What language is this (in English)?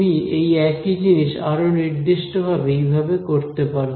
Bangla